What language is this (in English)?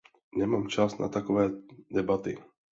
Czech